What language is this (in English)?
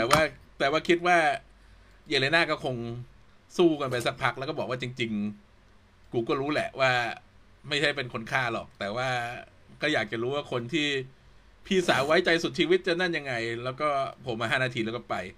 Thai